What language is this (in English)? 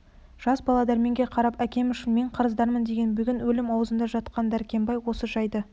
Kazakh